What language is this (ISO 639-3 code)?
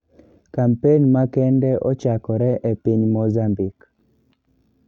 luo